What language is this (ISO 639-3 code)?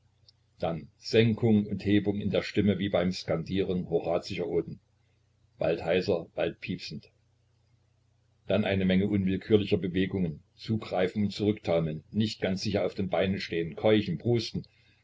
deu